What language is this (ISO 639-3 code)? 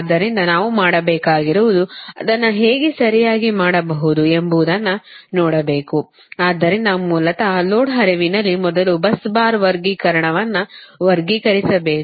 kan